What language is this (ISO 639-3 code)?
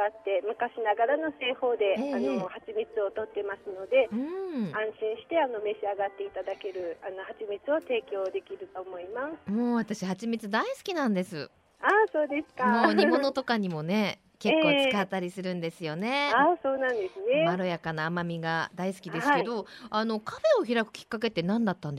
jpn